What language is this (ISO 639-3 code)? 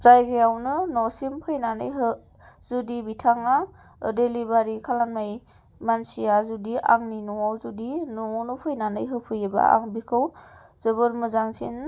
brx